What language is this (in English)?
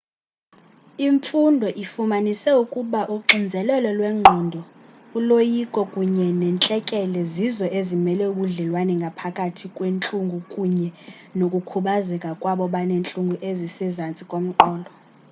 Xhosa